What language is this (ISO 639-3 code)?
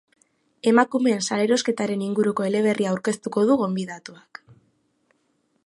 eus